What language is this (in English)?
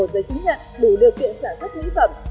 Vietnamese